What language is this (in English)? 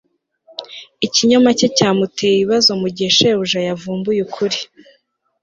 Kinyarwanda